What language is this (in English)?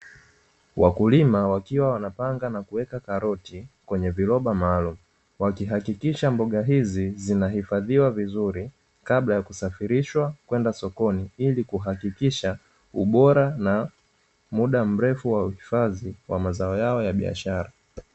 Swahili